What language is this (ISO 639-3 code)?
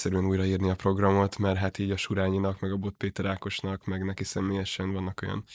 hun